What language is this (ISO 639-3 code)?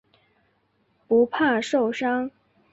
zho